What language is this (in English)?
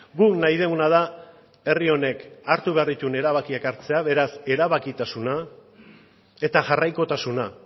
Basque